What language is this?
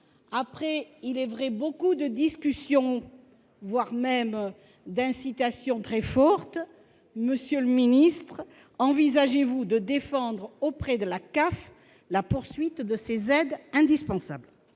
French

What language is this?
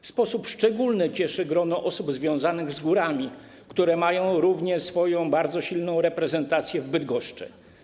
Polish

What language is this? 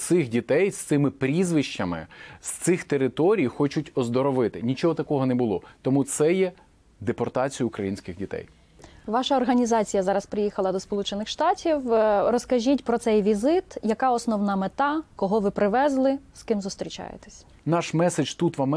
Ukrainian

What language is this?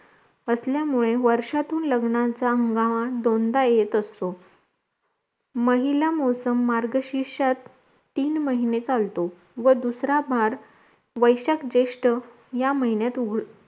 Marathi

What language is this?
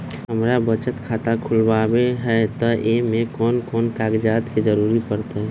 Magahi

